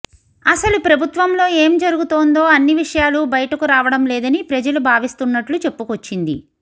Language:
Telugu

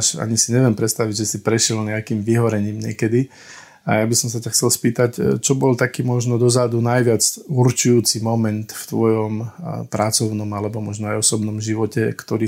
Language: Slovak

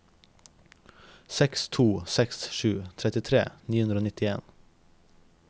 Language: Norwegian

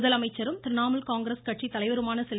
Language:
Tamil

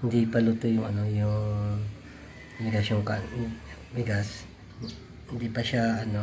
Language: Filipino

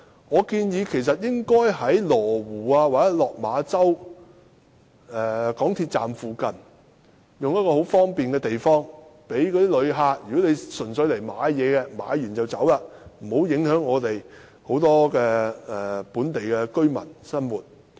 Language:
Cantonese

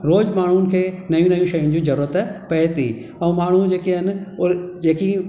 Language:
Sindhi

